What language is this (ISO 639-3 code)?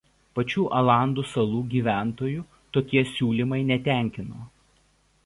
lit